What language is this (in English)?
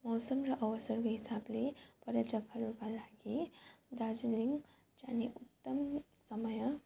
Nepali